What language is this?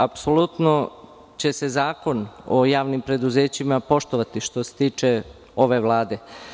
Serbian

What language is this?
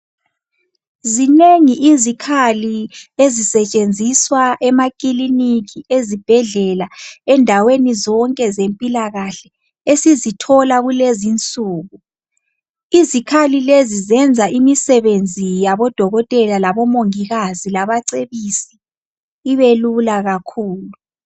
North Ndebele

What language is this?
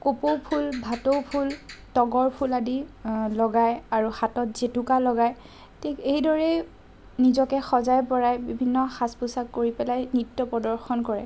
Assamese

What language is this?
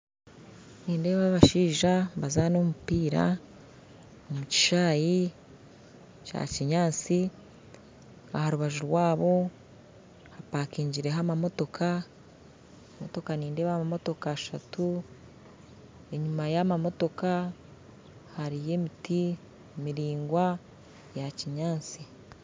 Nyankole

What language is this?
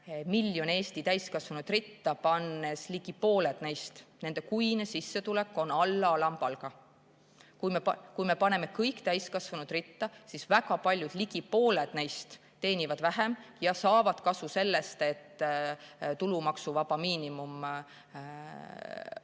Estonian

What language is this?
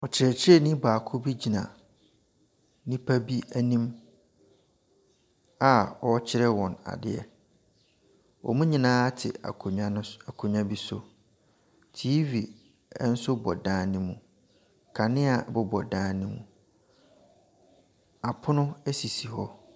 Akan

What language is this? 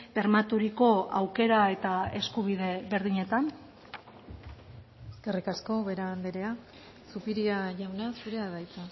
Basque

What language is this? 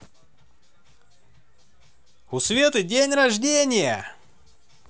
Russian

